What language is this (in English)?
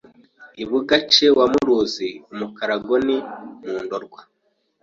Kinyarwanda